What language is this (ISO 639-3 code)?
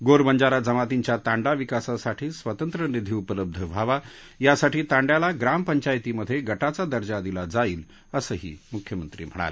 mar